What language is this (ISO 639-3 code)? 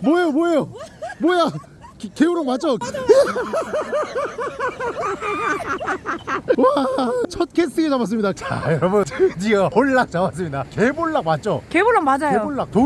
kor